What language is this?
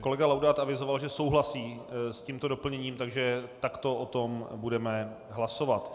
Czech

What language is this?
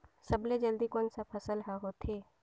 Chhattisgarhi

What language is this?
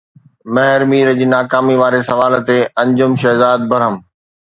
Sindhi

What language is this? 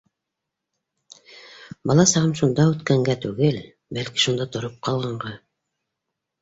Bashkir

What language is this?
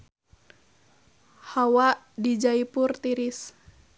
Sundanese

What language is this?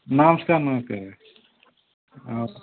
Odia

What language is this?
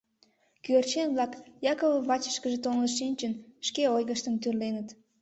Mari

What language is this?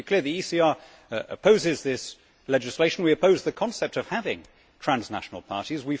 English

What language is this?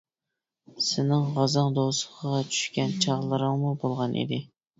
Uyghur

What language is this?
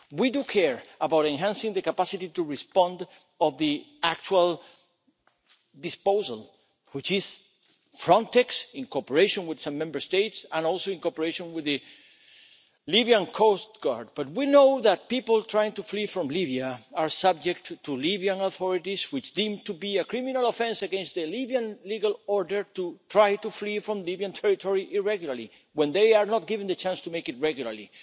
English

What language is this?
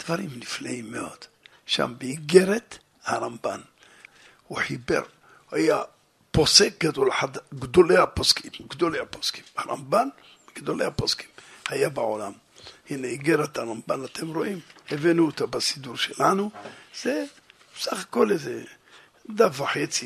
Hebrew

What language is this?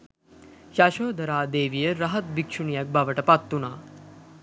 Sinhala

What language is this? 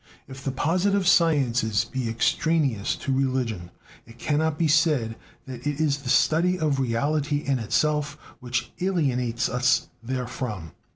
English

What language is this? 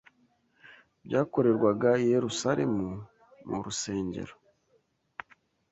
Kinyarwanda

